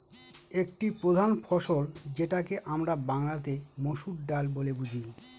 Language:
Bangla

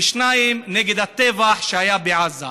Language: Hebrew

